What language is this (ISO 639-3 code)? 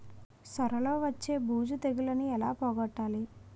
tel